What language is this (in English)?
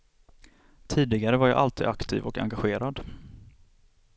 Swedish